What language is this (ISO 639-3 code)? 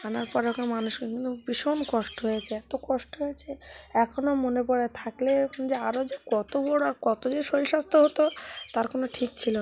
ben